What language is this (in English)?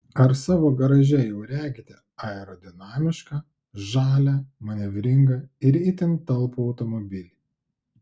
Lithuanian